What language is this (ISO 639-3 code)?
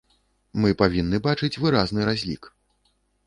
bel